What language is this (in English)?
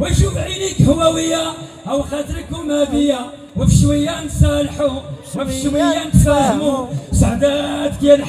Arabic